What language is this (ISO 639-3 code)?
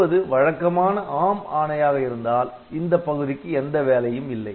tam